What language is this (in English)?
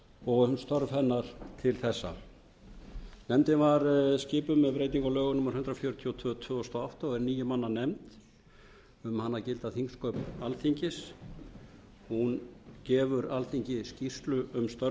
Icelandic